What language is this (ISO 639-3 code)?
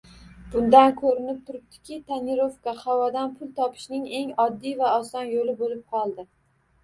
uzb